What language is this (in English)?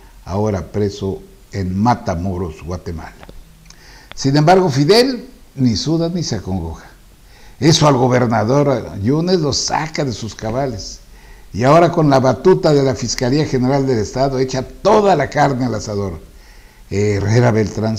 Spanish